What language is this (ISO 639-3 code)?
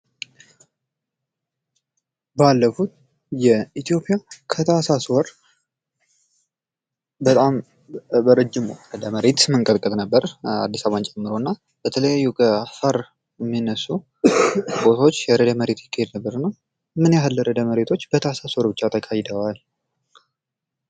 amh